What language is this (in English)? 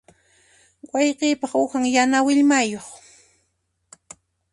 Puno Quechua